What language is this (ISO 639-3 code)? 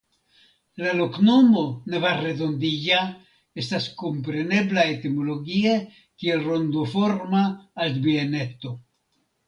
epo